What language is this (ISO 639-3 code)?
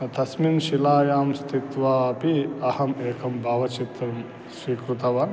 san